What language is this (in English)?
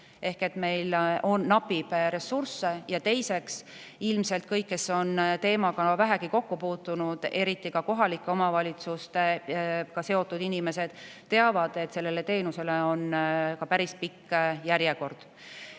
Estonian